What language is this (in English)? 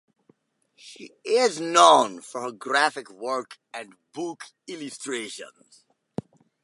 English